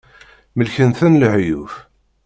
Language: Kabyle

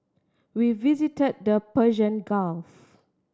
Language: English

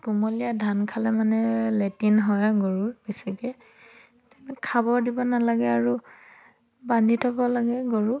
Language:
Assamese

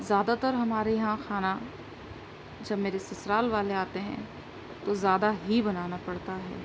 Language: Urdu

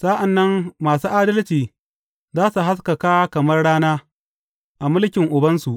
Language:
Hausa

